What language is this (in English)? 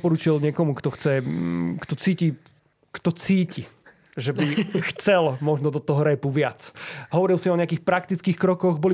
Slovak